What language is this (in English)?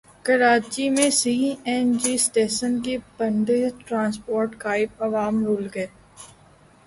Urdu